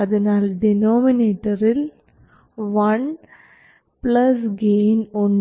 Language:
Malayalam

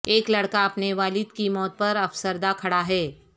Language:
Urdu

